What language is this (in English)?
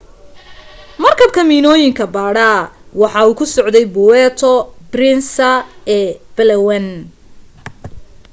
Somali